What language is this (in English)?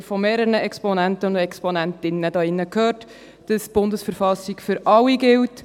Swiss German